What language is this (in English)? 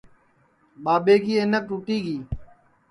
Sansi